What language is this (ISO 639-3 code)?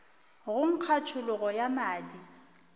nso